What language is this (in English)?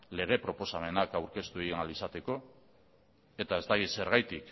Basque